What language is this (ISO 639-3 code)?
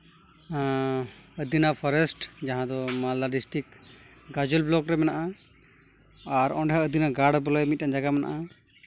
sat